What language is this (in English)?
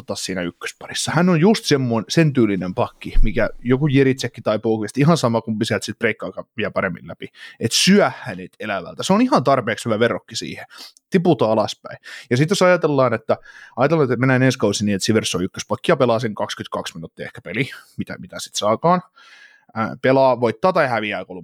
Finnish